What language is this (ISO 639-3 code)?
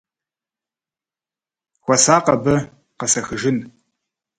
kbd